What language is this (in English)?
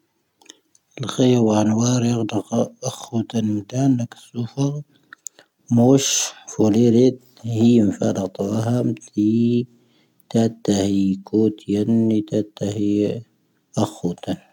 Tahaggart Tamahaq